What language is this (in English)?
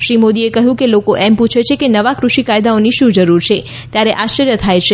Gujarati